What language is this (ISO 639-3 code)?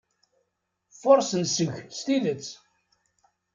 kab